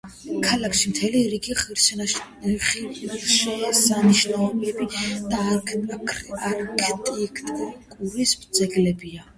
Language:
Georgian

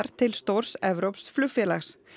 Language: Icelandic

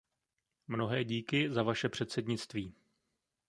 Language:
Czech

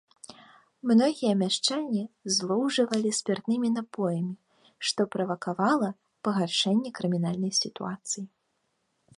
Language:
Belarusian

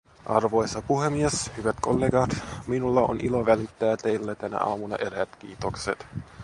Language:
Finnish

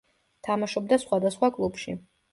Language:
Georgian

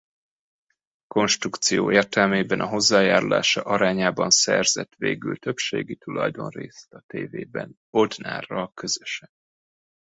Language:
Hungarian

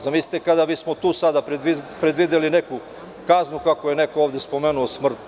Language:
Serbian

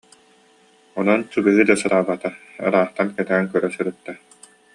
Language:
Yakut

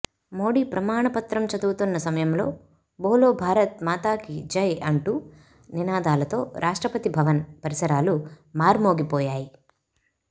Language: Telugu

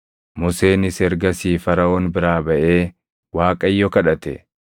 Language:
Oromo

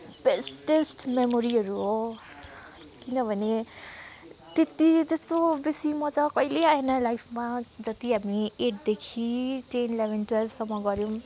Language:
Nepali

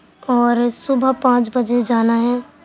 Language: Urdu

